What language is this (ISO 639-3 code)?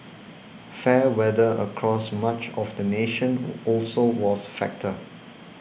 eng